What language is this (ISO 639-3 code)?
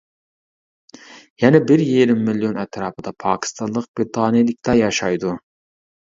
uig